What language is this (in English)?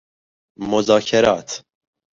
Persian